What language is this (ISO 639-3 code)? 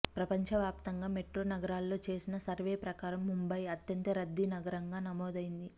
tel